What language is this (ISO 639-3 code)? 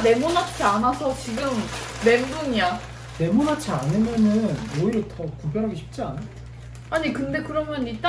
kor